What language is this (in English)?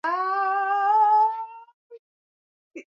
Swahili